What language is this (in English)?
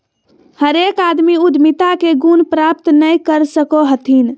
Magahi